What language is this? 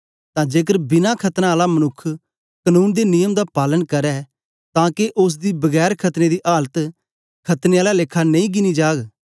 Dogri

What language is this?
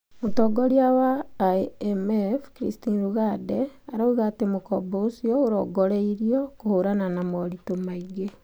Kikuyu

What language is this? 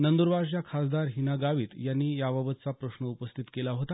Marathi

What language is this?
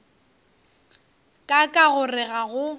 Northern Sotho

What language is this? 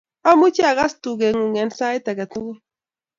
Kalenjin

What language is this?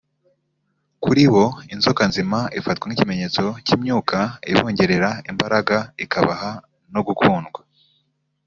Kinyarwanda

